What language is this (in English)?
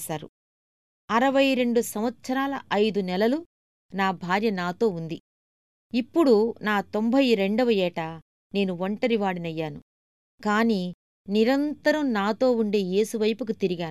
Telugu